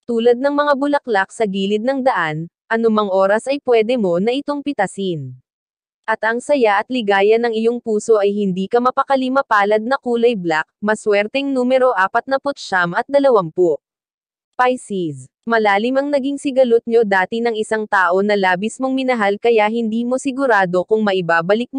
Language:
Filipino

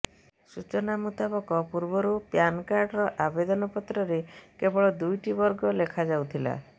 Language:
Odia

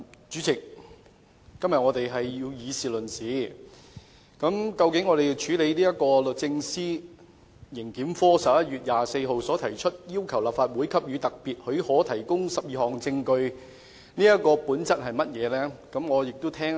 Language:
Cantonese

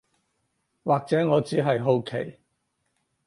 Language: Cantonese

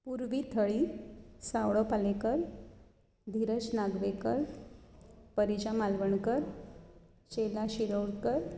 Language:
Konkani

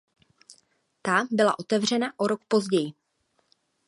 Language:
Czech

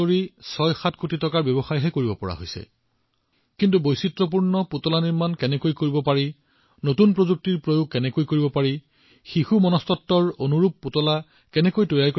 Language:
Assamese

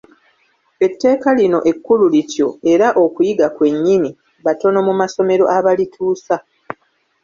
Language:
Ganda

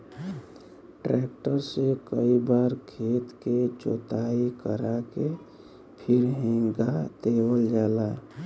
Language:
Bhojpuri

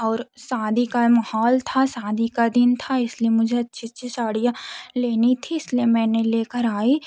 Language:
Hindi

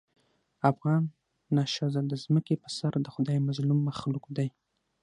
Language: Pashto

